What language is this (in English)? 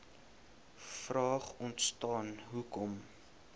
Afrikaans